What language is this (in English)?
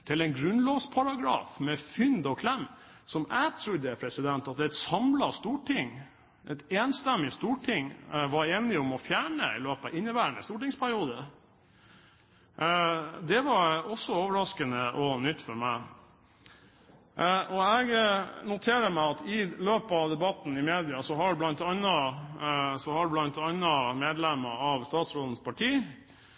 Norwegian Bokmål